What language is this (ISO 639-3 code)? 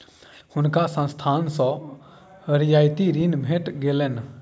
mai